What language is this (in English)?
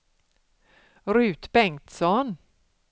Swedish